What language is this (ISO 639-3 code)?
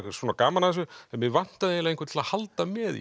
isl